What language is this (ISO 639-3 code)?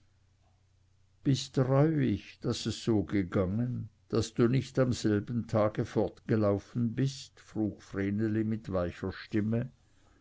deu